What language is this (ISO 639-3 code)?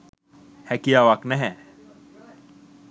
sin